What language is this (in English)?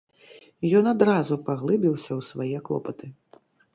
Belarusian